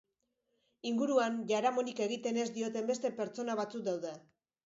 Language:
Basque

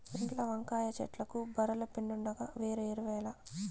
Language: Telugu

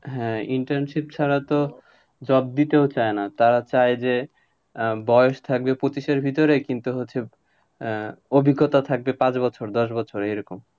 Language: Bangla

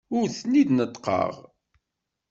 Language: Kabyle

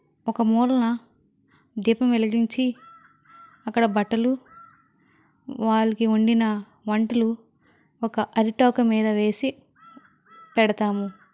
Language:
Telugu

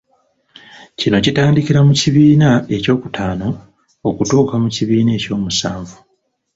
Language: Ganda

